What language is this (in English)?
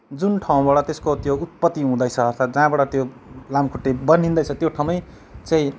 Nepali